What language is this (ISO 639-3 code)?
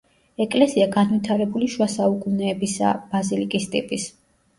kat